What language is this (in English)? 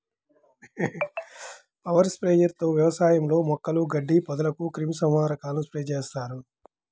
Telugu